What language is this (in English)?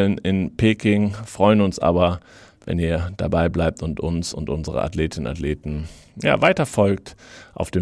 German